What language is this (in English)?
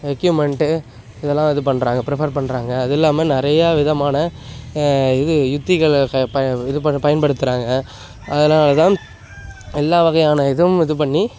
Tamil